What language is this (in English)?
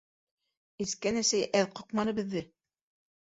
Bashkir